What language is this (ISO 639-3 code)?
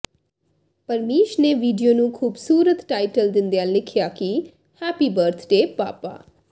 pan